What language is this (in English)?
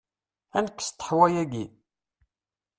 Kabyle